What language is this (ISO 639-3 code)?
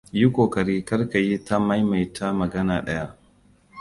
hau